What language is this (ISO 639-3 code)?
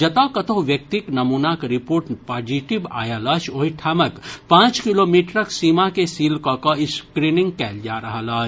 mai